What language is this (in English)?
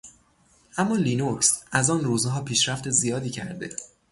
Persian